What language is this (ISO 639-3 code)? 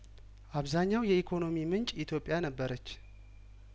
amh